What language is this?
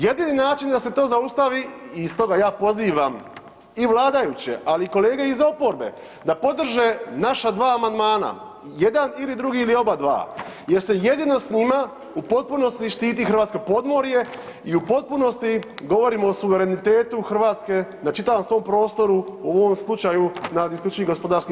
Croatian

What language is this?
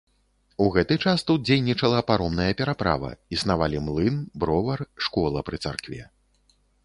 Belarusian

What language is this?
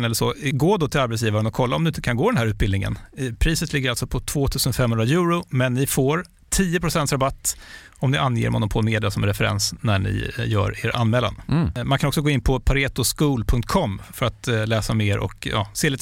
Swedish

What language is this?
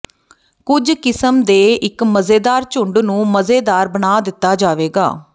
Punjabi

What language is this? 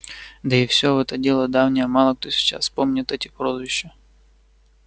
Russian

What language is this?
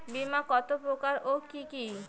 Bangla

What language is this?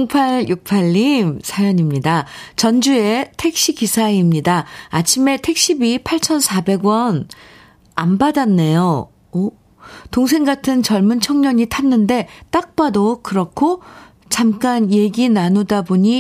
Korean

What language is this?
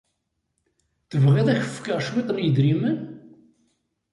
Kabyle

